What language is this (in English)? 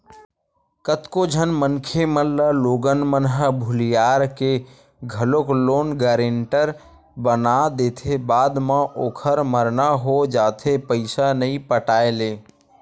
Chhattisgarhi